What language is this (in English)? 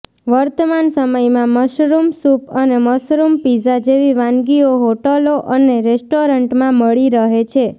Gujarati